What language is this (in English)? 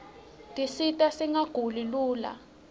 Swati